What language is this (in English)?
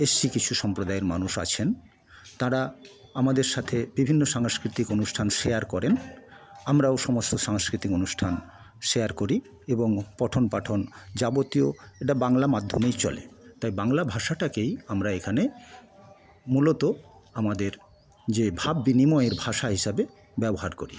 Bangla